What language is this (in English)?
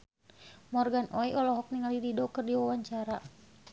Sundanese